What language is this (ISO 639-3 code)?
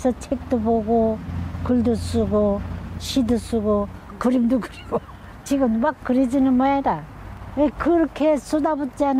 kor